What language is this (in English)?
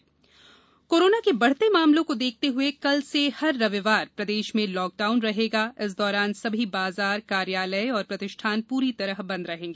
Hindi